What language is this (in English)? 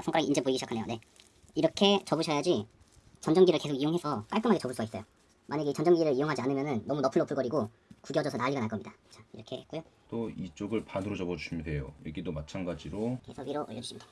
Korean